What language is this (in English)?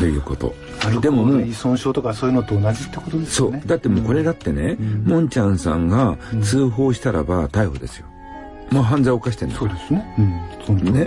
Japanese